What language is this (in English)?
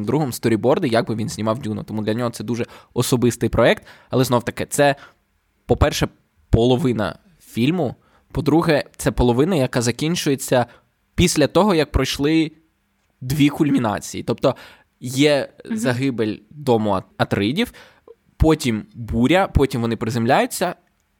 Ukrainian